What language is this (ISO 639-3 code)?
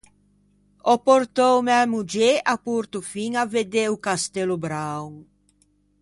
lij